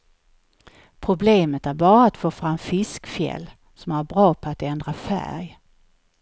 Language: Swedish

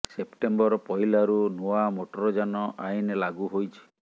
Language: Odia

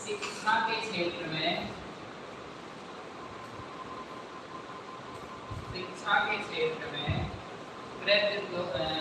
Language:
Hindi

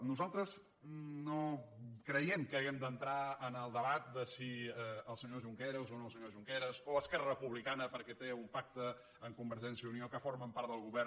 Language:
Catalan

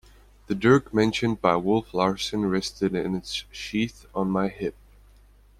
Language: English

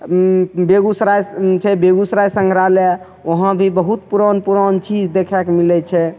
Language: Maithili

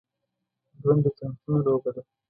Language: Pashto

